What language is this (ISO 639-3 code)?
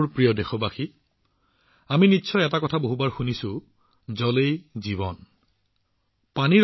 asm